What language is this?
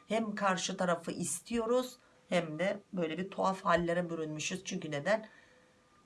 Turkish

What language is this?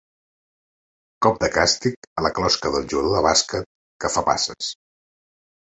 Catalan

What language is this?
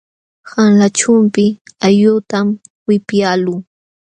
Jauja Wanca Quechua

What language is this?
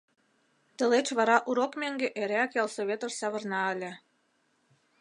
Mari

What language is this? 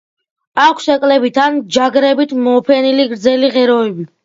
Georgian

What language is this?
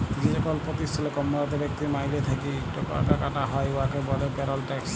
Bangla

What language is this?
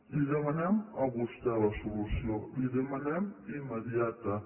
Catalan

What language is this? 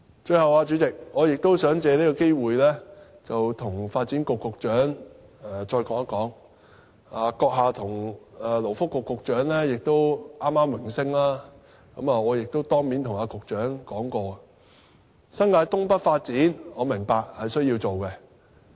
Cantonese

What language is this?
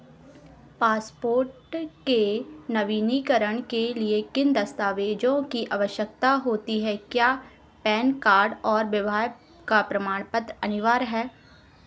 Hindi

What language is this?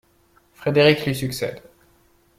French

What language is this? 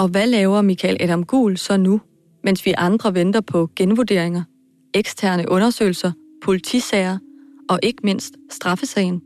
Danish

